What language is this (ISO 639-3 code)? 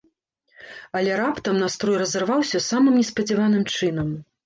bel